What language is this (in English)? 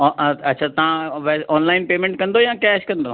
Sindhi